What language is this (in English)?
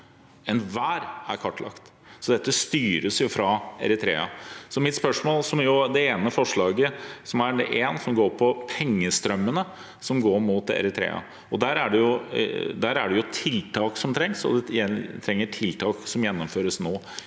Norwegian